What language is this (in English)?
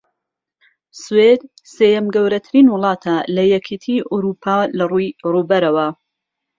Central Kurdish